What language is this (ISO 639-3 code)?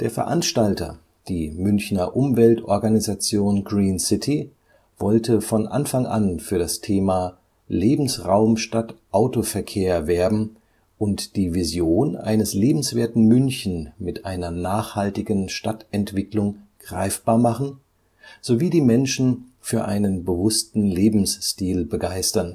deu